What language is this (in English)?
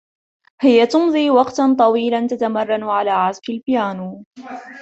Arabic